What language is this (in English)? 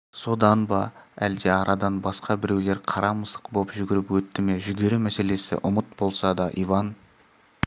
Kazakh